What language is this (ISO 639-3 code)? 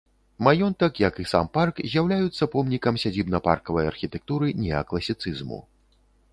bel